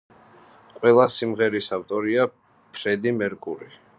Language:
Georgian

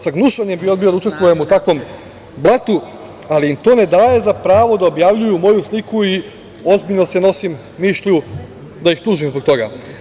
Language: Serbian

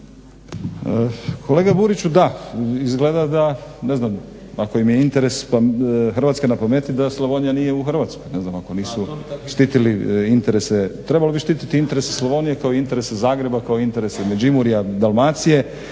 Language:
Croatian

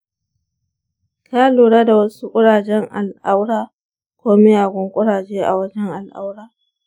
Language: Hausa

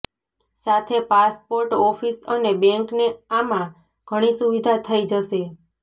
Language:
Gujarati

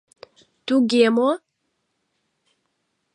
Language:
Mari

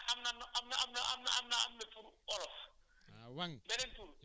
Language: Wolof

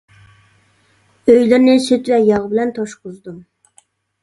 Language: Uyghur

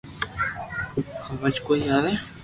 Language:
Loarki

